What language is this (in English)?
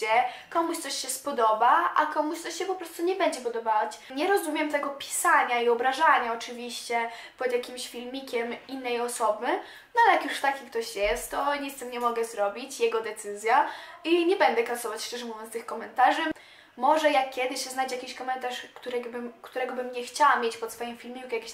Polish